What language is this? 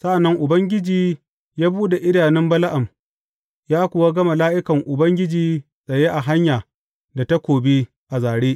Hausa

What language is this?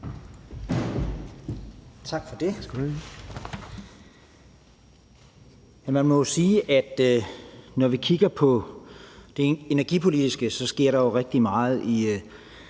Danish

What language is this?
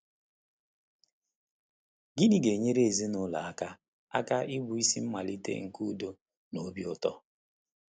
Igbo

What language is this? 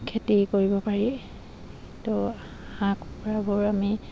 Assamese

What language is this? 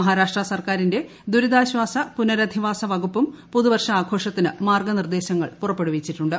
Malayalam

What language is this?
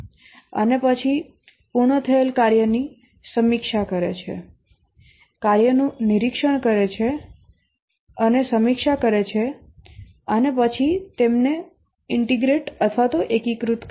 Gujarati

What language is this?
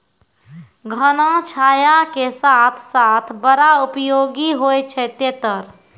Maithili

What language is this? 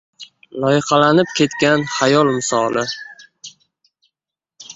Uzbek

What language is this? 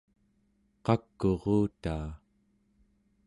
Central Yupik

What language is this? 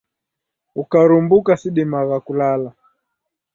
Taita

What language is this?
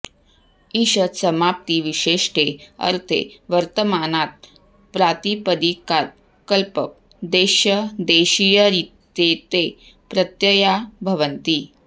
Sanskrit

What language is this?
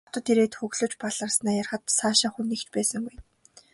Mongolian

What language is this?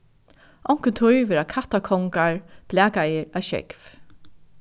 Faroese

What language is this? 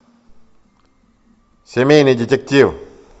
Russian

